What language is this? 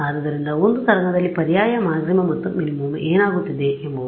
Kannada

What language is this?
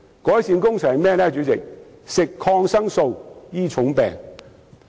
Cantonese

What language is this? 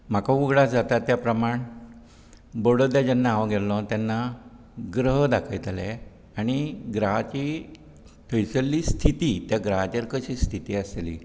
Konkani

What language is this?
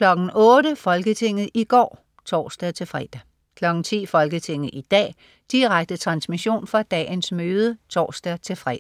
Danish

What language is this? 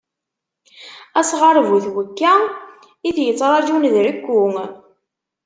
Kabyle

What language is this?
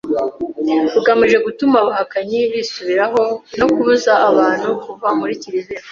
Kinyarwanda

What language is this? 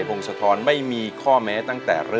Thai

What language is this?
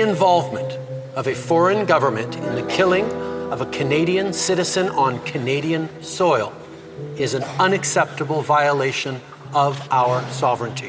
Italian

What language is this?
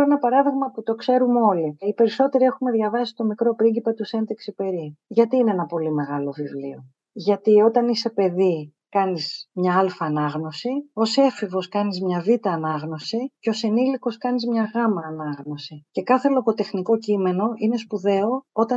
Greek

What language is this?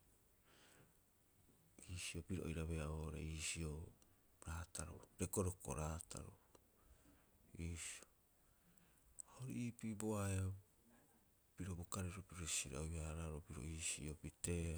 Rapoisi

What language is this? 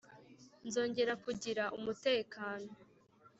Kinyarwanda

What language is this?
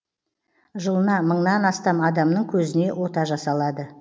Kazakh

